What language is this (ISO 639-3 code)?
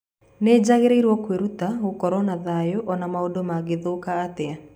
kik